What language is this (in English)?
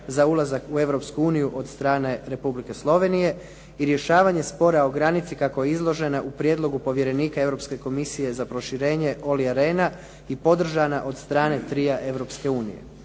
Croatian